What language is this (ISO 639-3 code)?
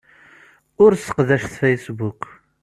kab